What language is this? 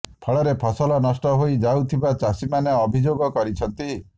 Odia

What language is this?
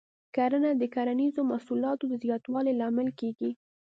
Pashto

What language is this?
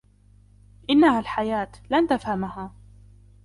Arabic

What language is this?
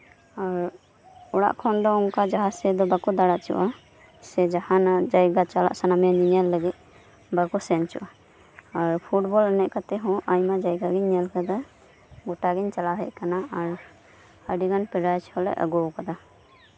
Santali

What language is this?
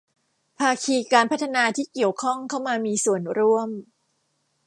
Thai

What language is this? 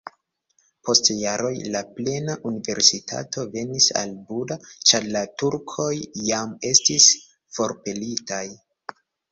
Esperanto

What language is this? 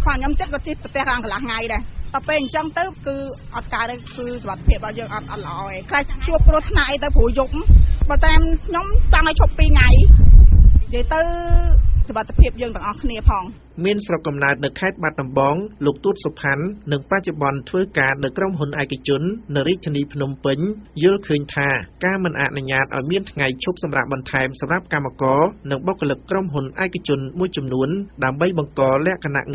Thai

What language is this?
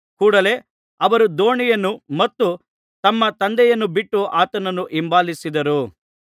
Kannada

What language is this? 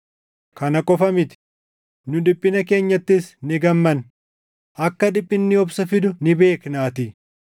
Oromo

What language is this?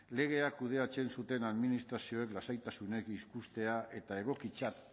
Basque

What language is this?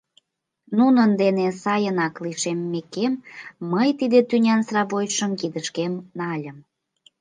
Mari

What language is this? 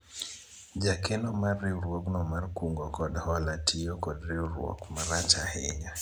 Luo (Kenya and Tanzania)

